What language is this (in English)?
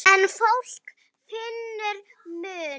Icelandic